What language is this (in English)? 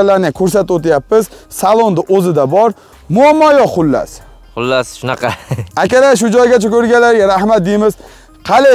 Turkish